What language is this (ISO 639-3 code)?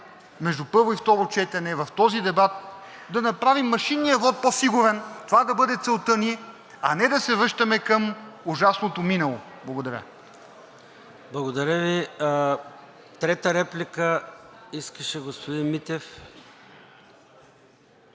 bul